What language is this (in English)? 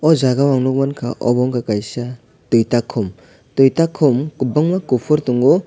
Kok Borok